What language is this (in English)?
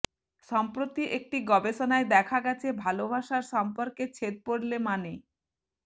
Bangla